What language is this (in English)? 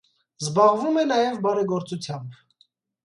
Armenian